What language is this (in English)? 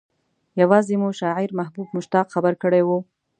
Pashto